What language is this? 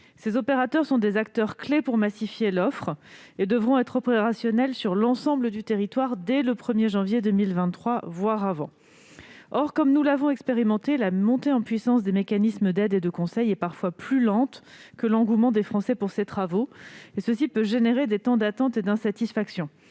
French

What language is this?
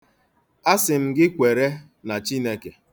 Igbo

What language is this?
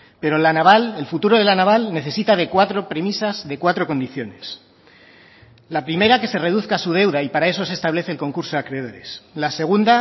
Spanish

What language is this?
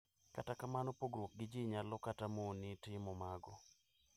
Luo (Kenya and Tanzania)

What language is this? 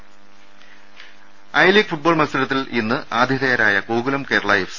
Malayalam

